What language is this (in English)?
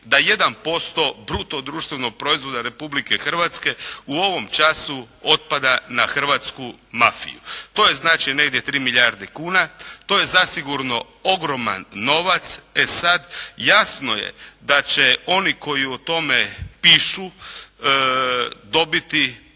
Croatian